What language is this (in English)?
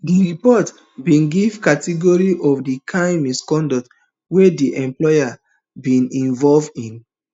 Nigerian Pidgin